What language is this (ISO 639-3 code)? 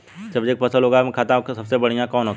bho